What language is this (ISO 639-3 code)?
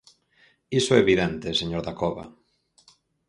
glg